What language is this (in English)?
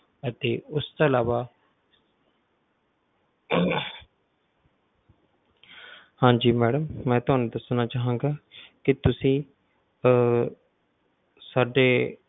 Punjabi